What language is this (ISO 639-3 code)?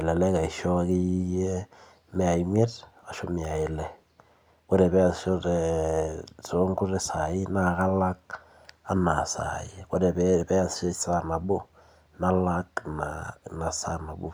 mas